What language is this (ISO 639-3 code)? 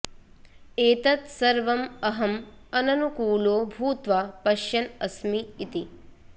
san